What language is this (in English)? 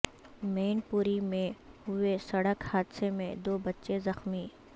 Urdu